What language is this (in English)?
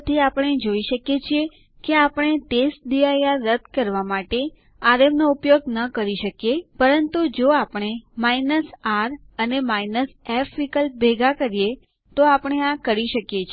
Gujarati